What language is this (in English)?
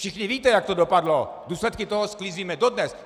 Czech